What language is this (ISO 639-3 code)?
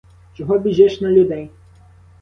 ukr